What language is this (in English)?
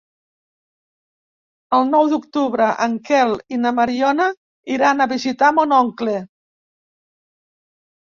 Catalan